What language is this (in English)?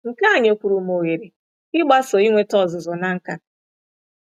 Igbo